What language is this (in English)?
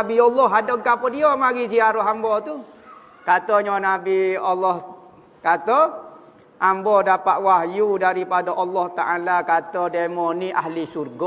Malay